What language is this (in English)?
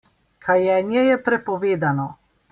Slovenian